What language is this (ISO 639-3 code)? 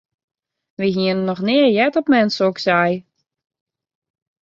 fry